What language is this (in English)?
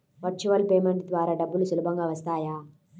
Telugu